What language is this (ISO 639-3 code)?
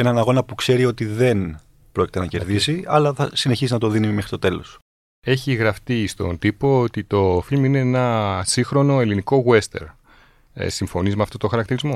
ell